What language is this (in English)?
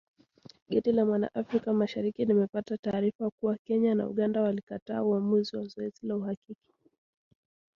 Swahili